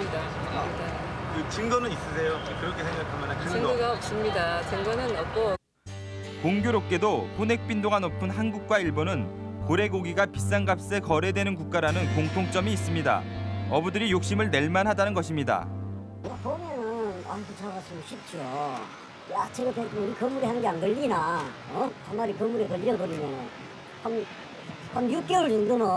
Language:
Korean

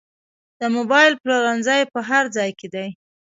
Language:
Pashto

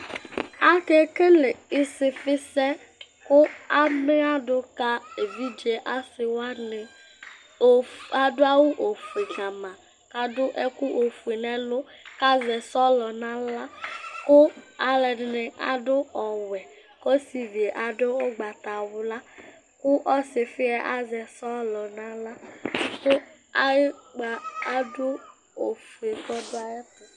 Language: Ikposo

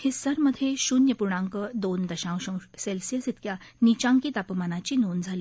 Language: Marathi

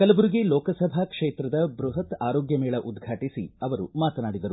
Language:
Kannada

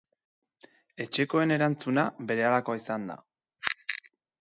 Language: Basque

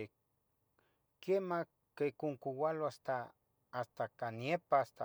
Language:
Tetelcingo Nahuatl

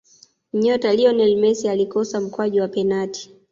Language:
Swahili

